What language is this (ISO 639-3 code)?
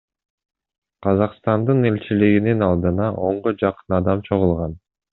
kir